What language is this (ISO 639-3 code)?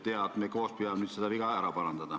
est